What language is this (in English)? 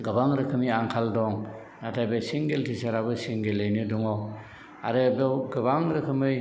Bodo